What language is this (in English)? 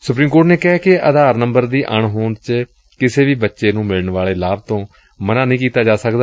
Punjabi